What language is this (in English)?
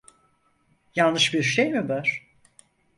Turkish